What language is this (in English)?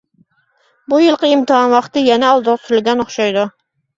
Uyghur